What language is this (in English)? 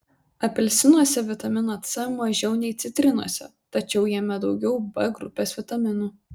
Lithuanian